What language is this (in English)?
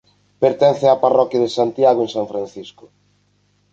Galician